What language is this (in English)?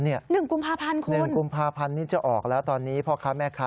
Thai